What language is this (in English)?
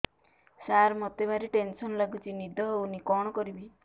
Odia